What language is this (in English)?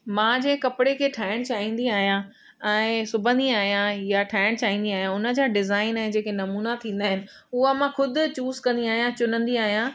Sindhi